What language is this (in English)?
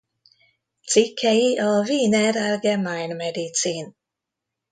Hungarian